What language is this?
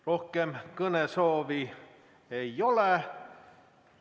Estonian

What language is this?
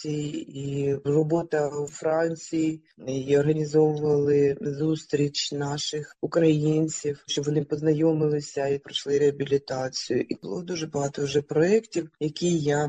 Ukrainian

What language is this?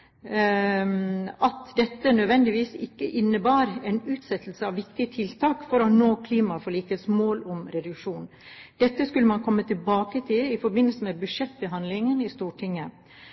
Norwegian Bokmål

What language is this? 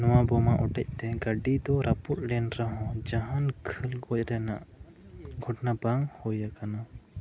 Santali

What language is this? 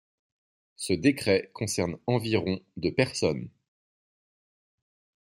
French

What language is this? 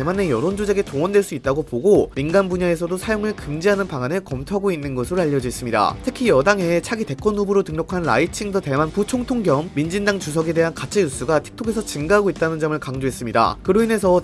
Korean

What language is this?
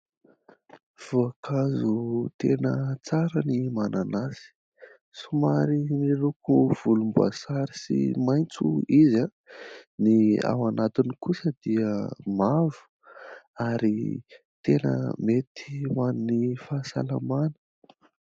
Malagasy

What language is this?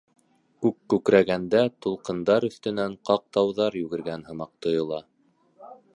Bashkir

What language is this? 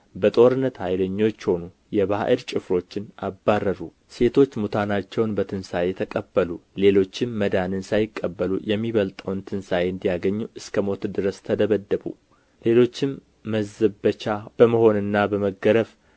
Amharic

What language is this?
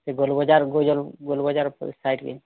Odia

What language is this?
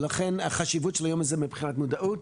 Hebrew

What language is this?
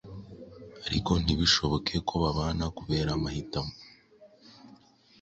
Kinyarwanda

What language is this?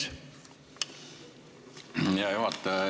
Estonian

